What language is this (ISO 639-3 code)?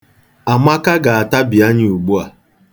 ibo